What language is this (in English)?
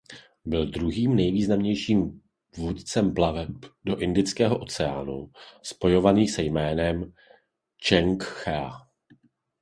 Czech